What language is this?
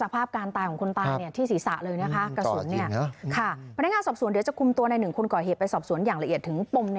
Thai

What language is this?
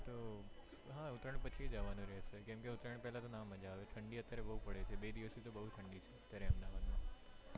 Gujarati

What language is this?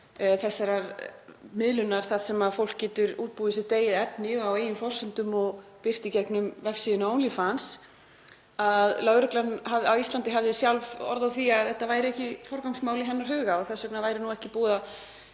Icelandic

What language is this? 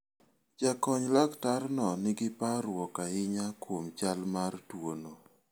Luo (Kenya and Tanzania)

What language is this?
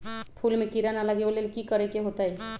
Magahi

